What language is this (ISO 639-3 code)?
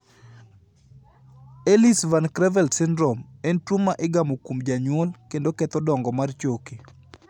luo